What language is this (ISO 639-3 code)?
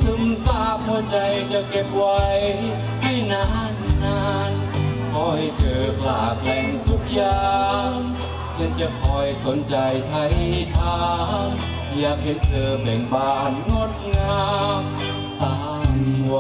tha